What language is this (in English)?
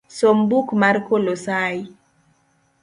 Luo (Kenya and Tanzania)